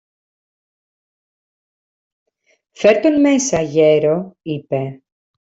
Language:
Greek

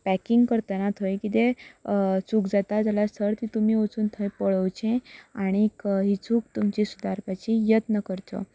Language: Konkani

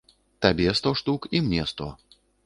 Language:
Belarusian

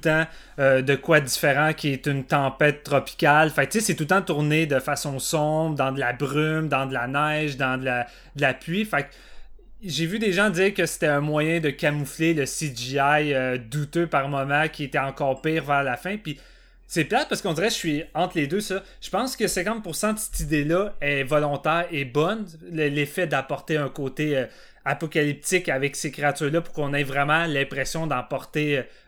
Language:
French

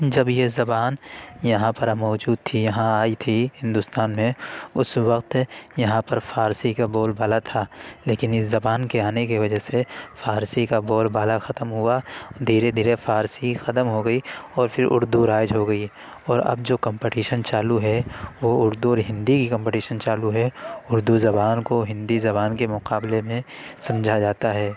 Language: Urdu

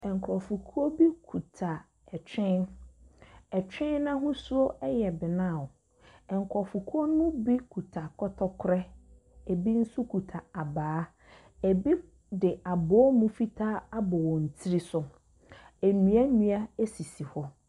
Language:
Akan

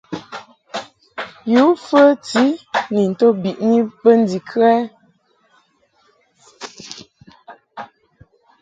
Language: Mungaka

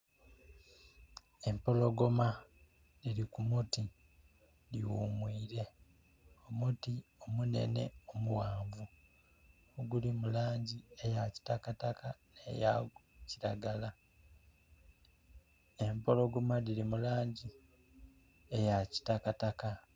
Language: Soga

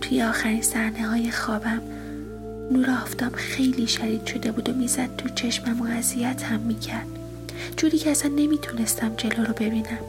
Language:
Persian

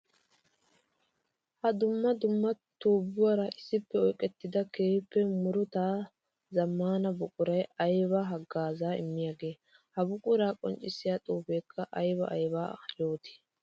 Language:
Wolaytta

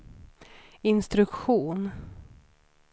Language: Swedish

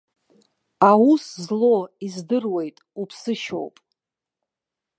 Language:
Abkhazian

